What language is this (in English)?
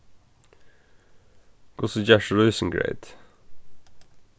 Faroese